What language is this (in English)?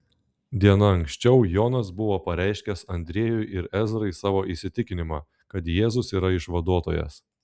Lithuanian